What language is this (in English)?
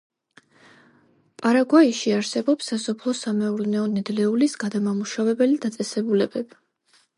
Georgian